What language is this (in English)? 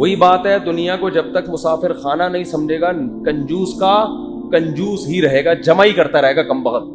Urdu